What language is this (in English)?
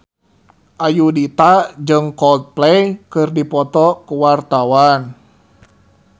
Sundanese